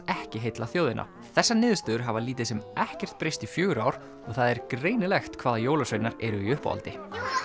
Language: Icelandic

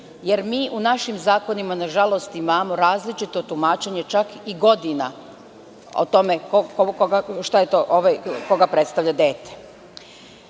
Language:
Serbian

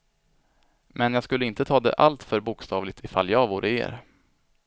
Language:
Swedish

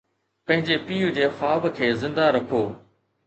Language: Sindhi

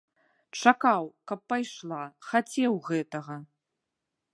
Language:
Belarusian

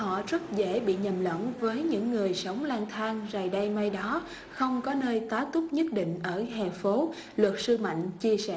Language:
Vietnamese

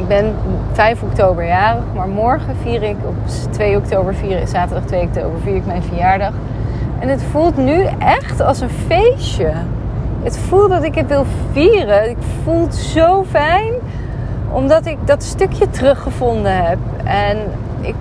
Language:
Dutch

